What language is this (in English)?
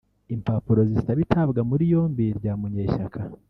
Kinyarwanda